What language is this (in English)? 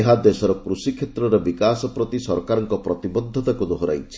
Odia